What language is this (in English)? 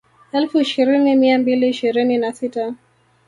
Swahili